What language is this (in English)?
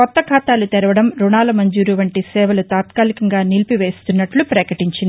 Telugu